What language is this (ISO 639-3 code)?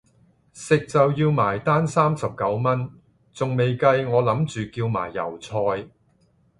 yue